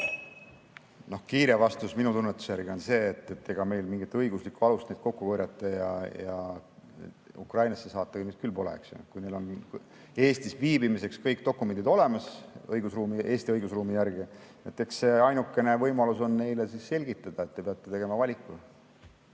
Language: Estonian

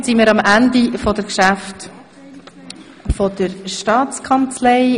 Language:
Swiss German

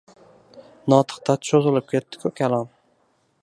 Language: Uzbek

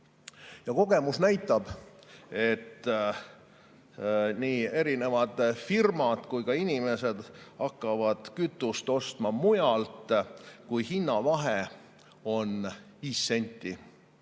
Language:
Estonian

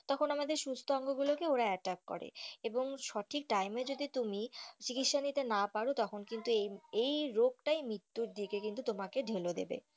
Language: Bangla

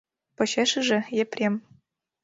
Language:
Mari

